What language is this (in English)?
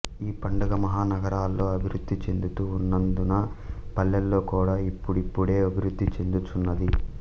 Telugu